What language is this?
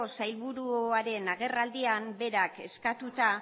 Basque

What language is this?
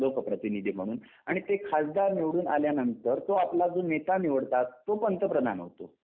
Marathi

